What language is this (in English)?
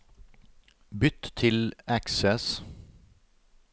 Norwegian